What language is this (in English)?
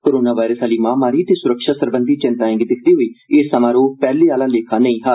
Dogri